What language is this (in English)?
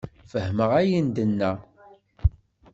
Kabyle